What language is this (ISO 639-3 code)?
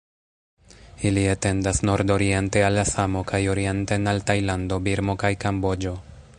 epo